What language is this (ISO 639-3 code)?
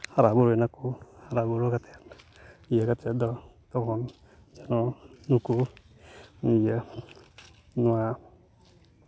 sat